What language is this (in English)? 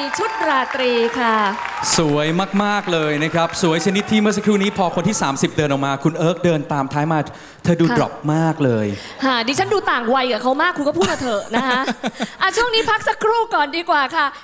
Thai